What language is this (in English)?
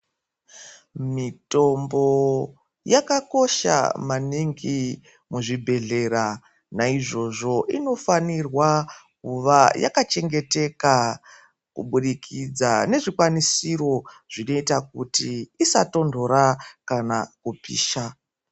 Ndau